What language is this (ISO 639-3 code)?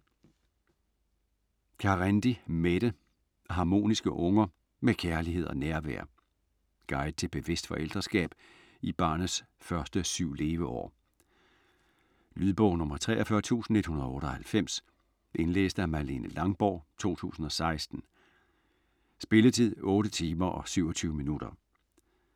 dan